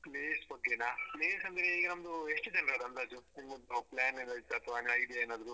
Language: Kannada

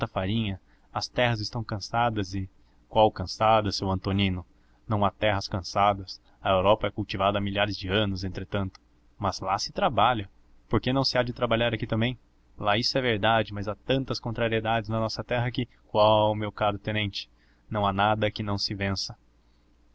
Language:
Portuguese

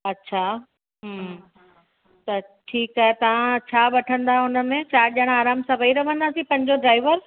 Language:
Sindhi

